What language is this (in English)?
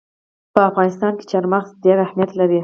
Pashto